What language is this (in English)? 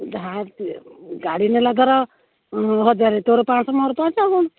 Odia